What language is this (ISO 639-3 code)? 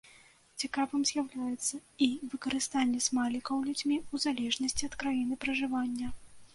bel